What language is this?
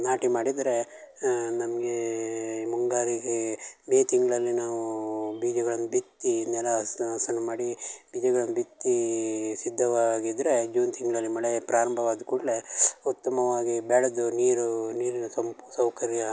Kannada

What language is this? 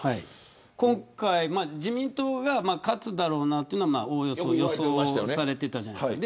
Japanese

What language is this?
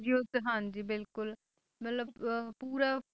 Punjabi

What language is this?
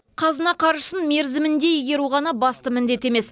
Kazakh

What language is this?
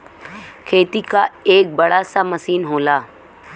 Bhojpuri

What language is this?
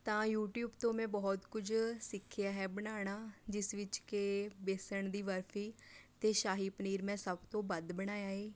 Punjabi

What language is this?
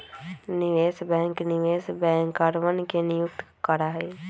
Magahi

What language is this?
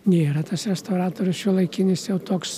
Lithuanian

